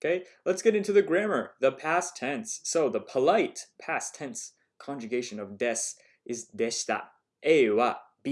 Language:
English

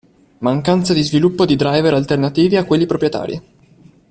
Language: Italian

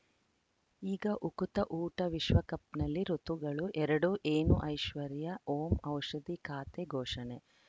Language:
Kannada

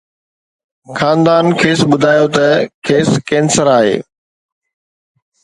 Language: Sindhi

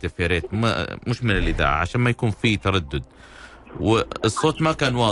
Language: Arabic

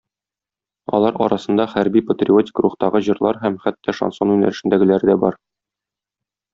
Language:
Tatar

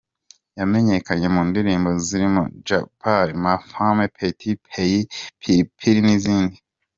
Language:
Kinyarwanda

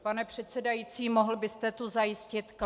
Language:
Czech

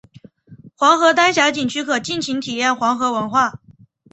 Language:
Chinese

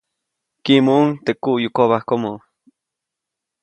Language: Copainalá Zoque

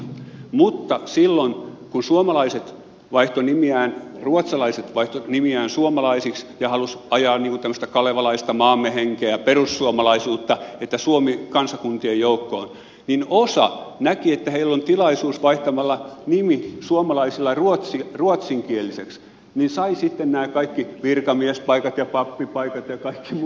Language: Finnish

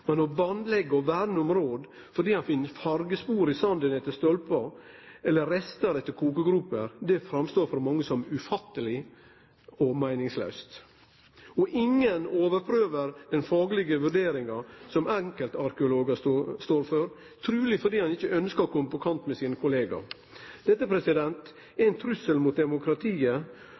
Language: Norwegian Nynorsk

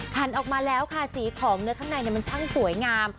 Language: Thai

